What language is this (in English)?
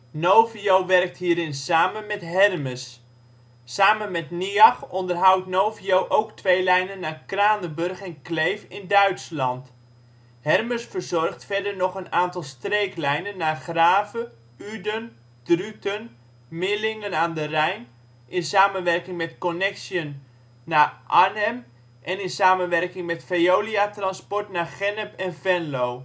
Dutch